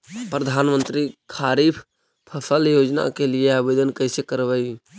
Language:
Magahi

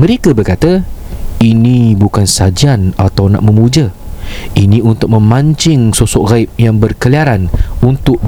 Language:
Malay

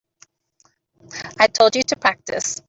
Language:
English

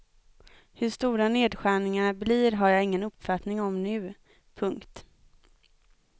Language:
Swedish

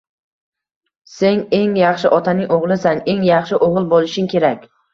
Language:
Uzbek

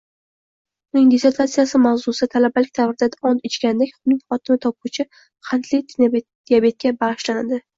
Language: Uzbek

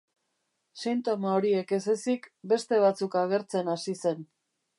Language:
Basque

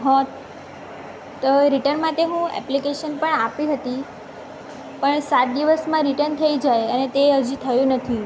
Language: Gujarati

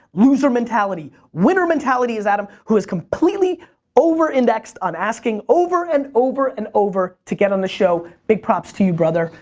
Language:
English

